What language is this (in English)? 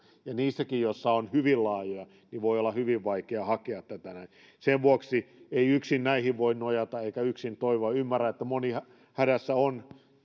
Finnish